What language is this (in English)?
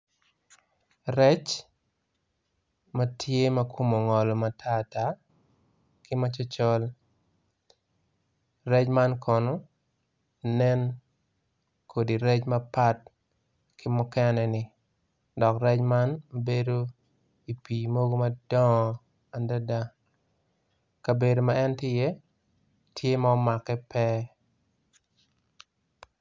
Acoli